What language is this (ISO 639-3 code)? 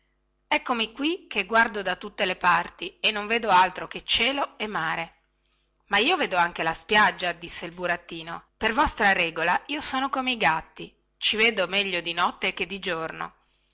ita